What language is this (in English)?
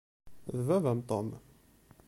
Kabyle